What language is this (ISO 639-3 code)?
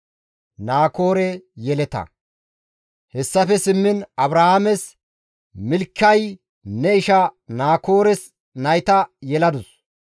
gmv